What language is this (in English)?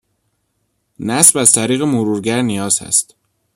Persian